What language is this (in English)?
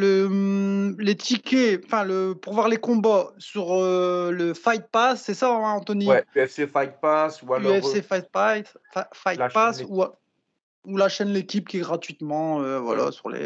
French